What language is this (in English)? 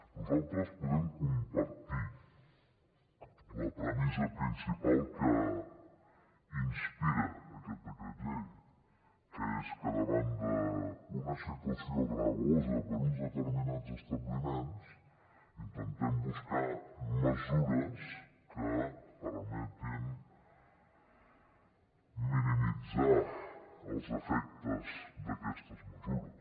Catalan